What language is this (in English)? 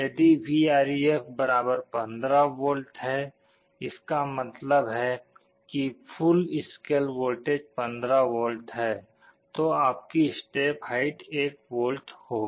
Hindi